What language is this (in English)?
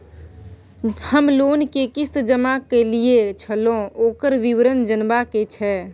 Maithili